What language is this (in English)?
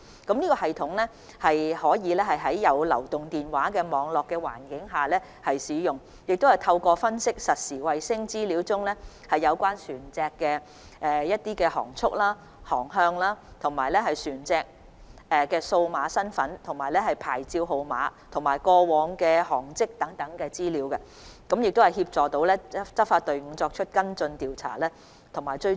Cantonese